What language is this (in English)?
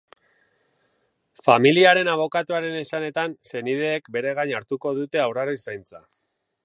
Basque